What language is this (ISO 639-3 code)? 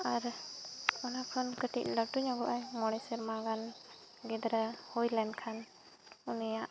sat